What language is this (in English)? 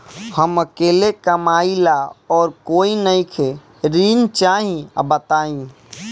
Bhojpuri